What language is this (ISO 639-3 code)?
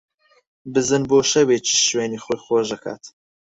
ckb